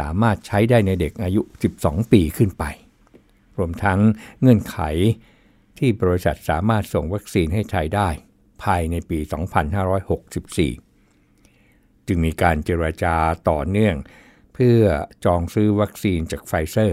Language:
Thai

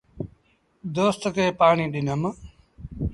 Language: Sindhi Bhil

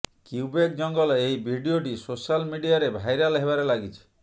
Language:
Odia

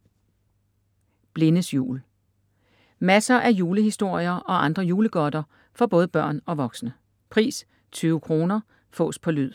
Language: Danish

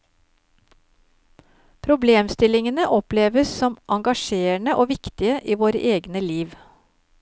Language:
Norwegian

